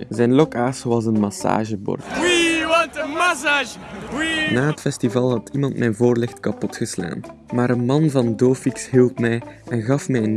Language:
Dutch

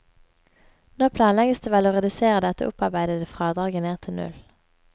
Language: Norwegian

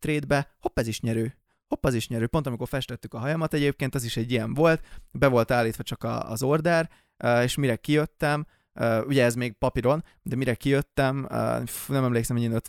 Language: Hungarian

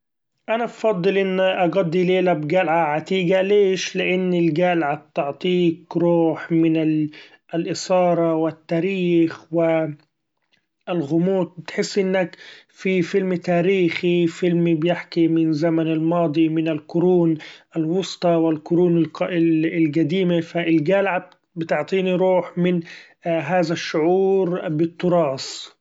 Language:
Gulf Arabic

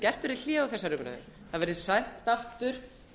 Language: Icelandic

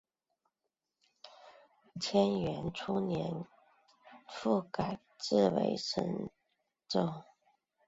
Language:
Chinese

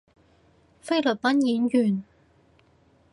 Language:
Cantonese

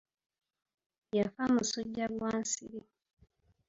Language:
Ganda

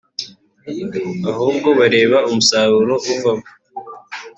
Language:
Kinyarwanda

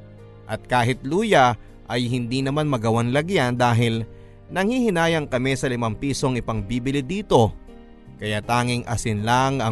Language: Filipino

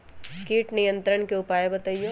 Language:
Magahi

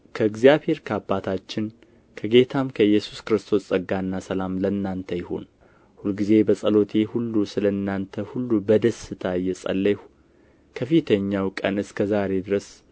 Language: Amharic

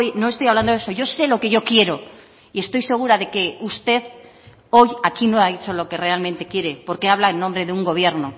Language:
Spanish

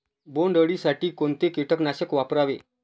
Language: Marathi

